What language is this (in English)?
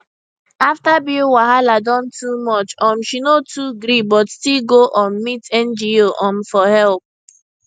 Nigerian Pidgin